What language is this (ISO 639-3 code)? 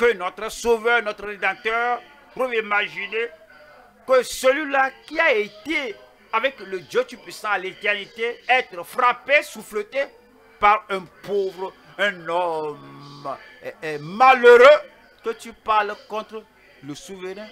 fra